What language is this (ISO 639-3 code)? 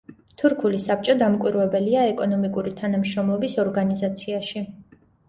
kat